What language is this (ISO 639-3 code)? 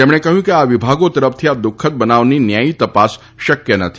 guj